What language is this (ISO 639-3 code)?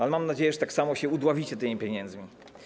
pol